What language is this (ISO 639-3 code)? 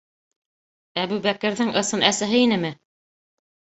bak